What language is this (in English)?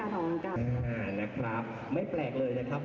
Thai